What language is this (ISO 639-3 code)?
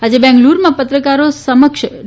guj